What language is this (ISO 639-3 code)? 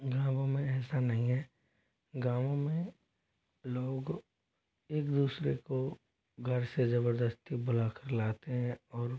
hin